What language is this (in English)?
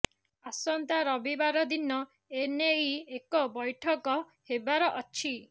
Odia